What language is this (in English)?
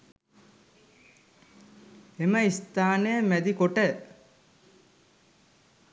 Sinhala